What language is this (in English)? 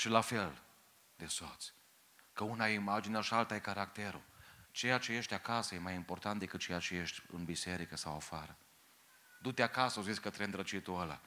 Romanian